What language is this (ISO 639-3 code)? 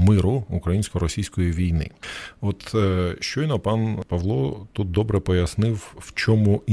ukr